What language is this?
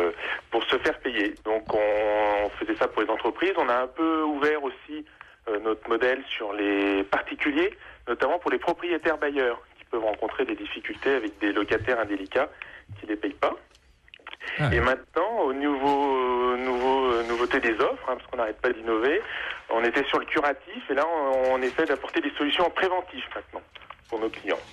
French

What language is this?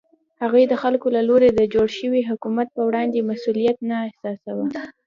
Pashto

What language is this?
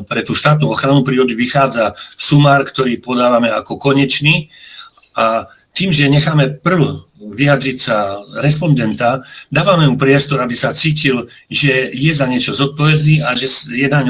Slovak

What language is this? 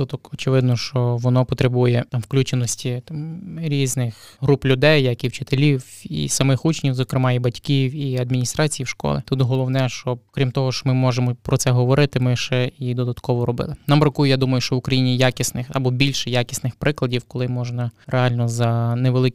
Ukrainian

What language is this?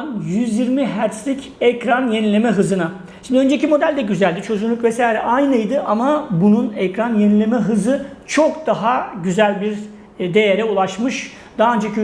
Turkish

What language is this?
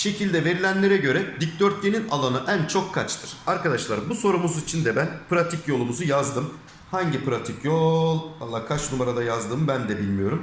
Turkish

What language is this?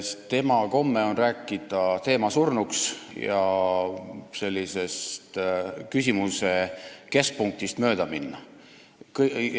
Estonian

